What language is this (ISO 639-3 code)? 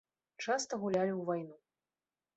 bel